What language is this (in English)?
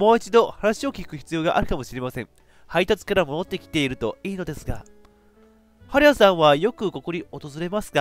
Japanese